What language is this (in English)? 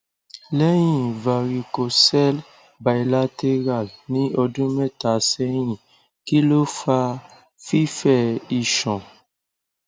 Yoruba